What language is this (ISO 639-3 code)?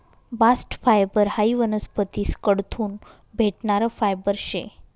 mar